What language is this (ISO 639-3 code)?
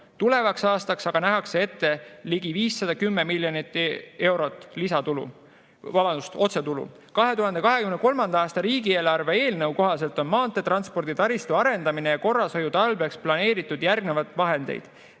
est